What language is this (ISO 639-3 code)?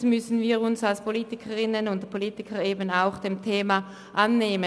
gsw